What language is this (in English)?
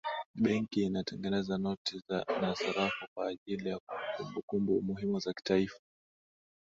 Swahili